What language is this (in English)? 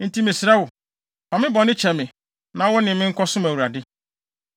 Akan